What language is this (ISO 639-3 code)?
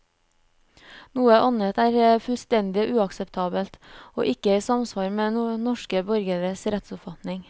nor